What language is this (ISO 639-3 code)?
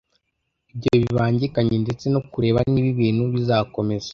kin